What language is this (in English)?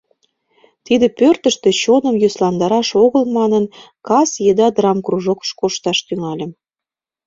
Mari